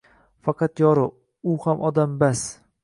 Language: Uzbek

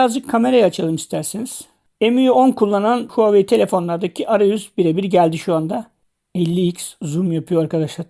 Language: Turkish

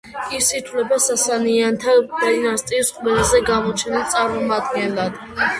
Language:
Georgian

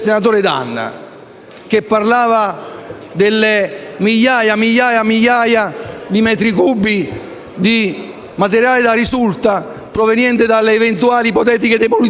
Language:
Italian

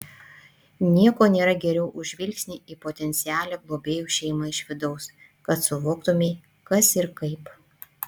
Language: Lithuanian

